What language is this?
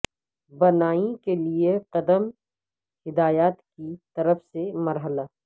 Urdu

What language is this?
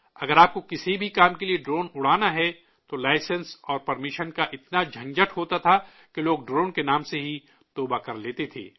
Urdu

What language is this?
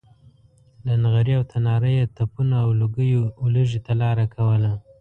Pashto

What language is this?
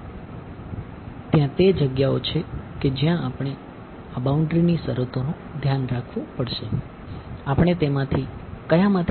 Gujarati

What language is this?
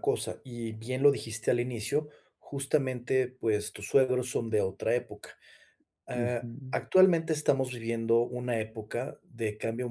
Spanish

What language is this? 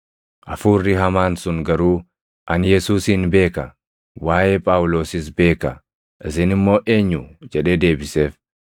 Oromo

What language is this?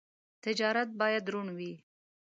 Pashto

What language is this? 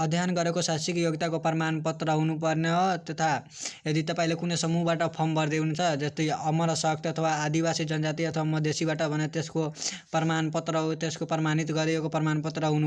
Hindi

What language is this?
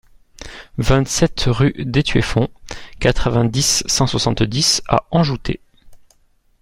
French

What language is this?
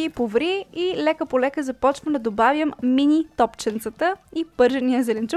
Bulgarian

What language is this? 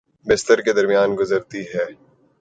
Urdu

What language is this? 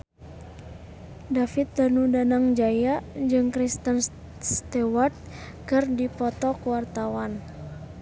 Sundanese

